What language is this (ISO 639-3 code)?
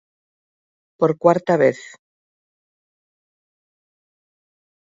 glg